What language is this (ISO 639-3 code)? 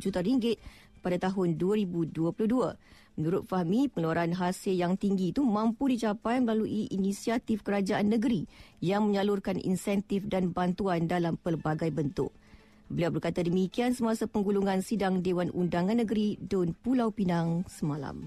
msa